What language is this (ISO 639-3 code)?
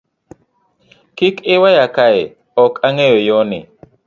luo